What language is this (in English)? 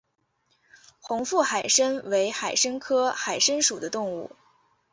Chinese